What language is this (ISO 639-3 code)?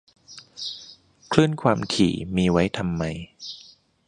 tha